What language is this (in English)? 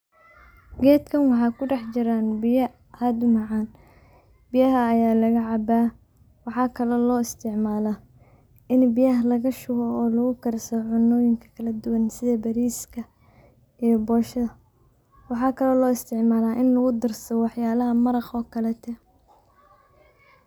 Somali